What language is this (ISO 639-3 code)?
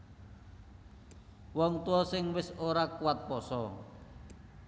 jav